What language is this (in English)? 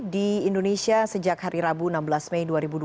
Indonesian